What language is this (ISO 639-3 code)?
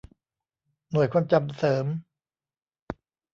tha